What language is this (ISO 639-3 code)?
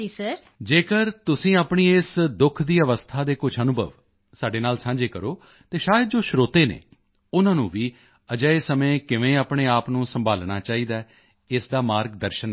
pan